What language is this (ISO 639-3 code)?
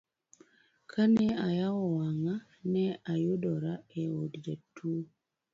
luo